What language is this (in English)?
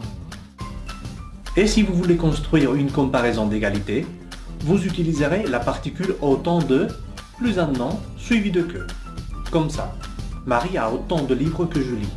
French